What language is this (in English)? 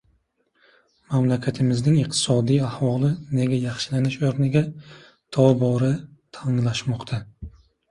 Uzbek